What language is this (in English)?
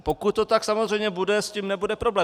Czech